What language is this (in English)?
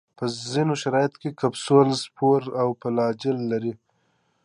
Pashto